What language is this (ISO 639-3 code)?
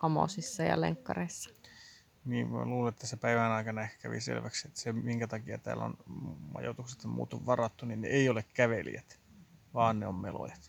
fin